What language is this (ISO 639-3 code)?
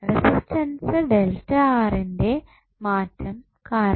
mal